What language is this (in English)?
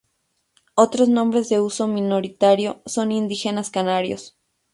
Spanish